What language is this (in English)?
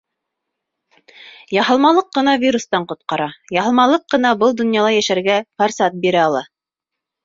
Bashkir